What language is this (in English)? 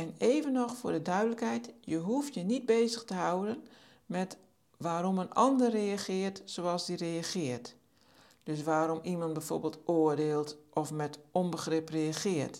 Dutch